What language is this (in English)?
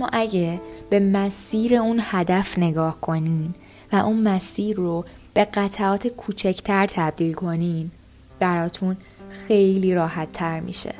Persian